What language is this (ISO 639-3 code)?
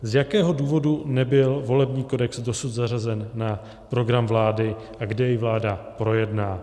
ces